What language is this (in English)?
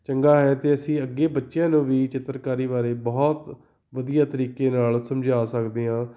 Punjabi